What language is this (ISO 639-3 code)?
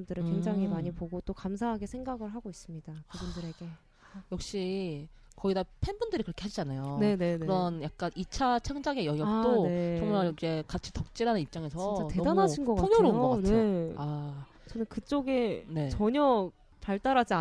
kor